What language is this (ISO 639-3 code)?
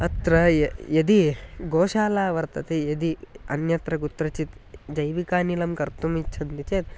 san